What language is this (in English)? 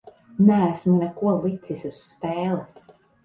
Latvian